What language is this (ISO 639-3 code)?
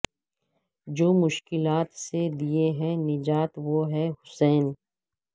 urd